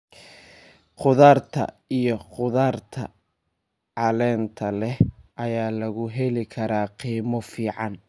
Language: Somali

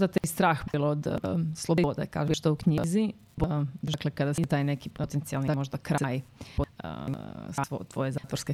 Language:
Croatian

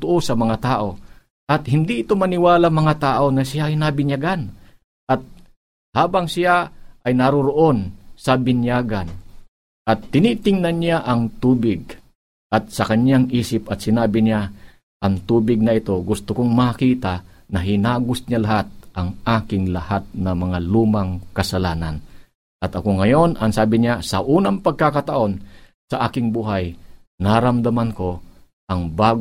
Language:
Filipino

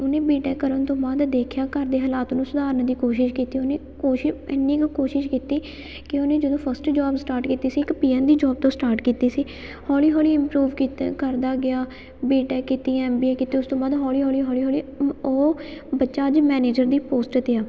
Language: Punjabi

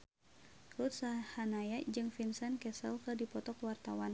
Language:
Sundanese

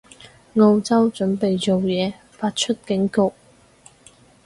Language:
Cantonese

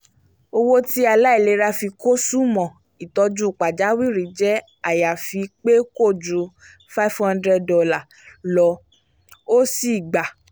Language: Yoruba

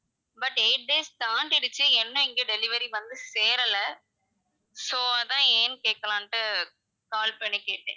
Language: Tamil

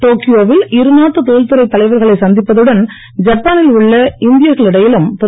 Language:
Tamil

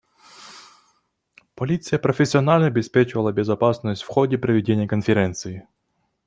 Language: Russian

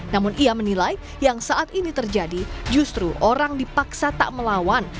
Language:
Indonesian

